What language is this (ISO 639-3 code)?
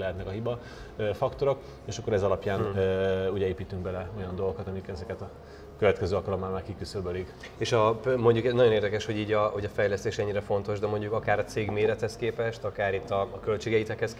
hun